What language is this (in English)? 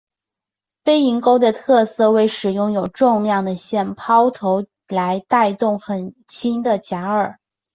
Chinese